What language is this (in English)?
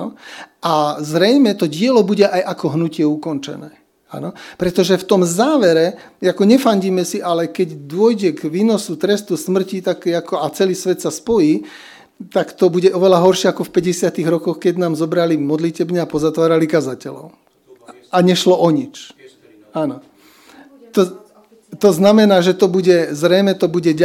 Slovak